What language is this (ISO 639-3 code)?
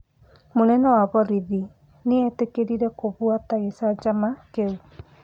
kik